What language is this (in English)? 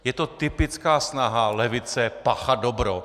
Czech